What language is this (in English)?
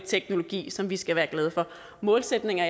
Danish